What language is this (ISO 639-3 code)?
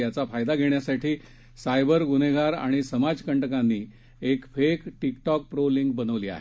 mar